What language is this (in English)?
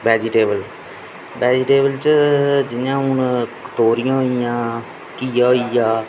Dogri